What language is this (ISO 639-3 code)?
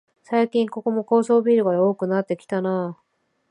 jpn